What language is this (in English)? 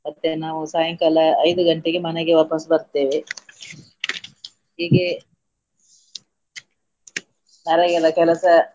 Kannada